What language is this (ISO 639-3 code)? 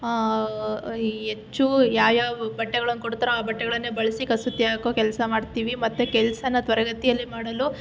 kan